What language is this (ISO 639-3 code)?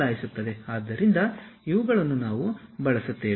kan